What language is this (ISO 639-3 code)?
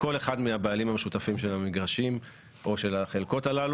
heb